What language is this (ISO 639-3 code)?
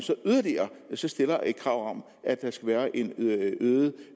dan